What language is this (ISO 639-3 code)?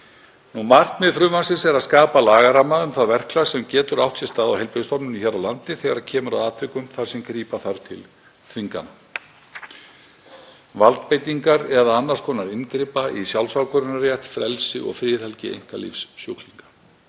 isl